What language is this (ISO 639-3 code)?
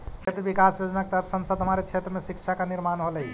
mag